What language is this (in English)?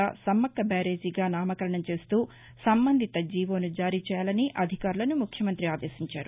Telugu